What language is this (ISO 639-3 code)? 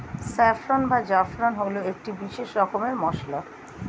ben